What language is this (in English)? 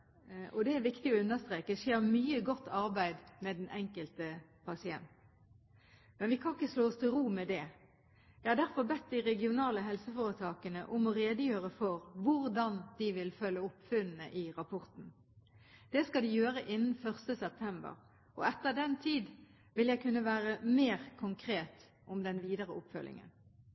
Norwegian Bokmål